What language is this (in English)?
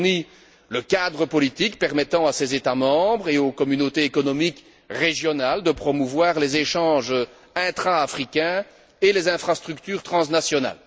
French